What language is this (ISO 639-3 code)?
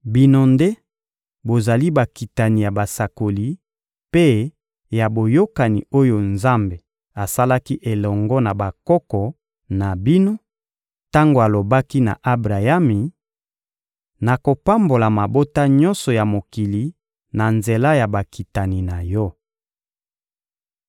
lin